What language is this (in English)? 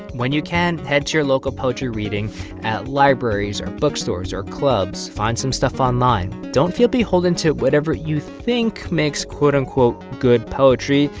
English